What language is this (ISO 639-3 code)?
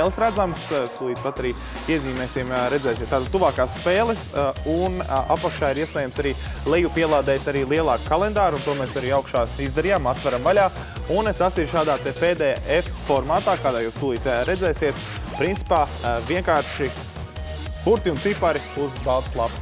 lav